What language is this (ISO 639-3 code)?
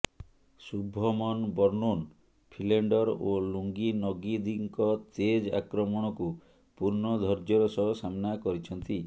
ori